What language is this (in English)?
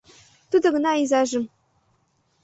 Mari